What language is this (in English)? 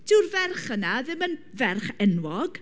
Welsh